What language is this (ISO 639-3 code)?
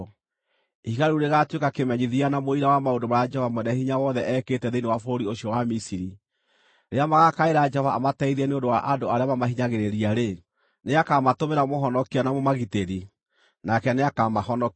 kik